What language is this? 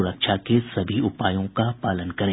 Hindi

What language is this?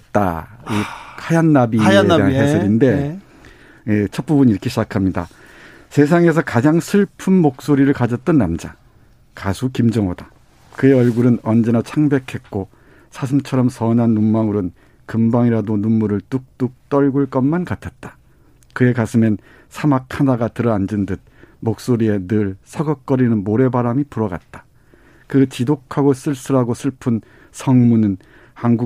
Korean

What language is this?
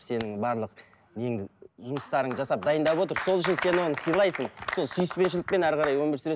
Kazakh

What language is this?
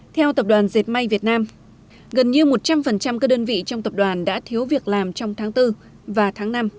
Vietnamese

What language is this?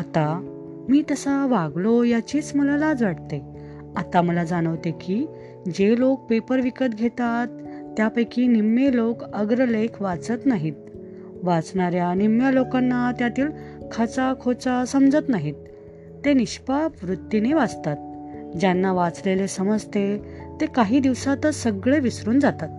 Marathi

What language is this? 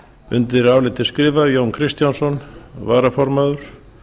Icelandic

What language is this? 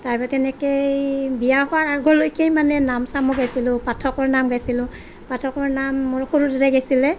Assamese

